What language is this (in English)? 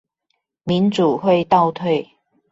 Chinese